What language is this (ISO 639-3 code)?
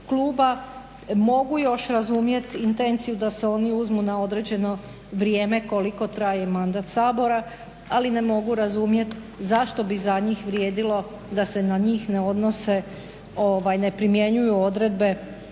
hrv